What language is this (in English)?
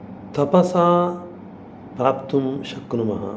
Sanskrit